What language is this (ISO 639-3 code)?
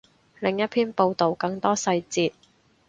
yue